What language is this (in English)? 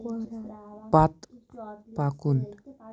Kashmiri